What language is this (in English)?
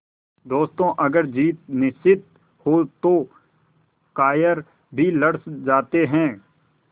Hindi